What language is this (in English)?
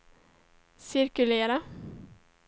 Swedish